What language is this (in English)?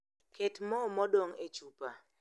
Luo (Kenya and Tanzania)